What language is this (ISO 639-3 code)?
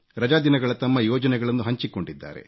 kan